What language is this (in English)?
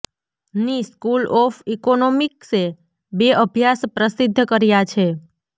Gujarati